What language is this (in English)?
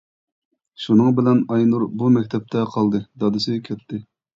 Uyghur